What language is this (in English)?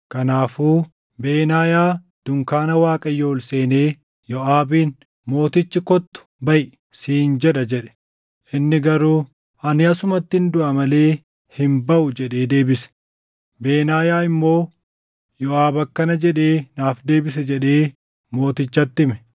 Oromo